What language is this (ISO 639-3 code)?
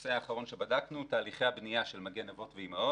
heb